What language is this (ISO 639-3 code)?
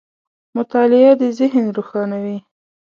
pus